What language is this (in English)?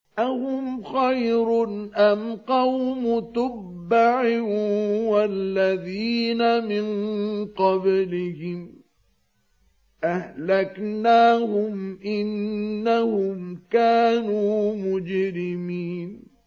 Arabic